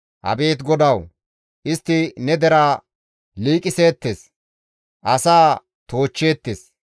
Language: Gamo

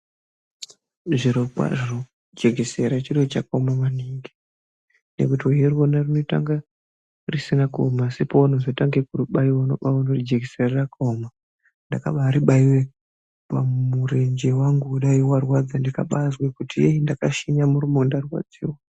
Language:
Ndau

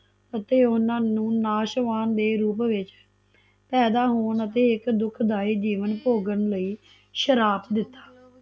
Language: Punjabi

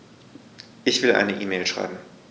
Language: German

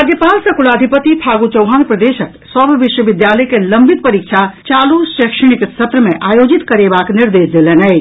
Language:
Maithili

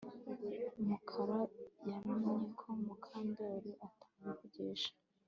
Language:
Kinyarwanda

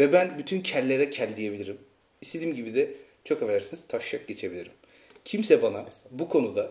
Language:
Turkish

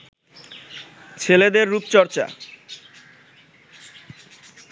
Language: Bangla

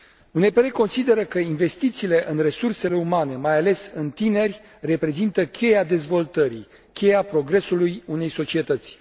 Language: Romanian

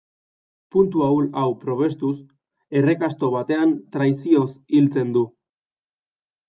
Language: Basque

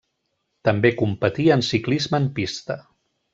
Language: Catalan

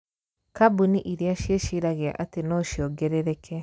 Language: Kikuyu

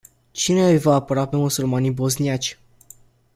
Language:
Romanian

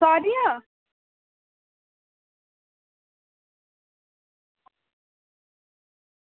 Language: Dogri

